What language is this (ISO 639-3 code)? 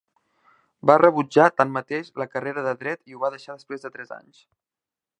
cat